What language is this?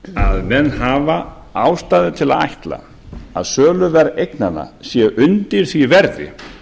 Icelandic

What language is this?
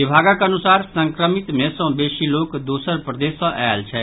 Maithili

